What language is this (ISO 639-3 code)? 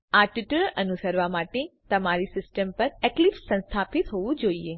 guj